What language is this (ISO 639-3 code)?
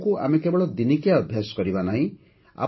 ori